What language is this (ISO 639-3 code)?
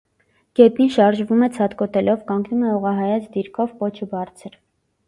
hye